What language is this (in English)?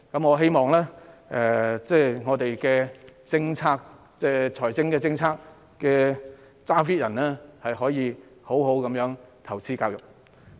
Cantonese